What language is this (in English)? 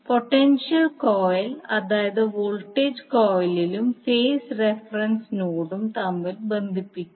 Malayalam